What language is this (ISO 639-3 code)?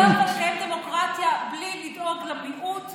heb